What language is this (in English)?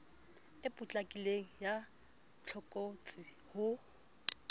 Southern Sotho